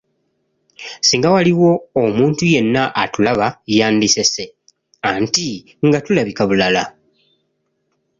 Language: Ganda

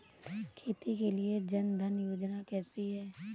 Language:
Hindi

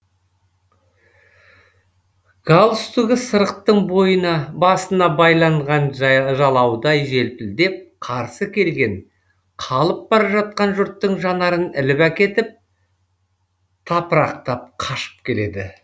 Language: Kazakh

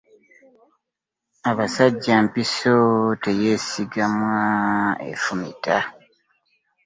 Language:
Ganda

